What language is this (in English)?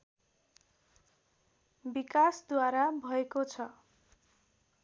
Nepali